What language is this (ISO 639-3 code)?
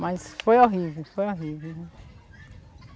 por